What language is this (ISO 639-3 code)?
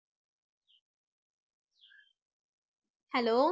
tam